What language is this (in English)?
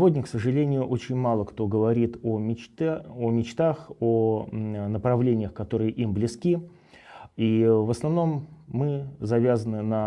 Russian